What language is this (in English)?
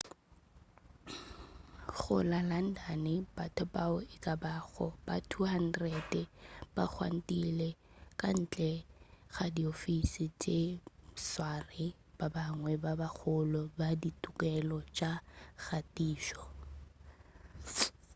Northern Sotho